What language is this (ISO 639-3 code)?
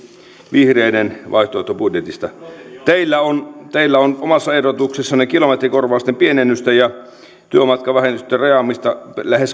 fin